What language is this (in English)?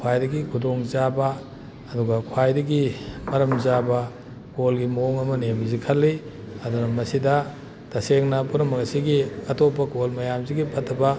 Manipuri